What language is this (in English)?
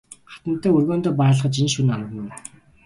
Mongolian